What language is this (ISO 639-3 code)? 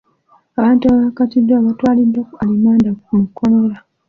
lug